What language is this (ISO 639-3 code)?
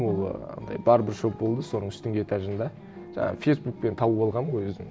kaz